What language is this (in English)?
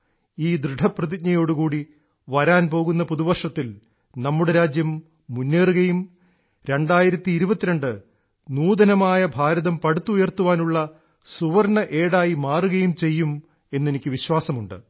Malayalam